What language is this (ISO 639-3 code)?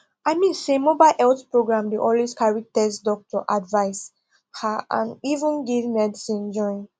pcm